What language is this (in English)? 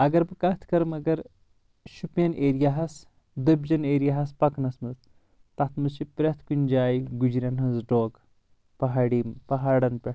Kashmiri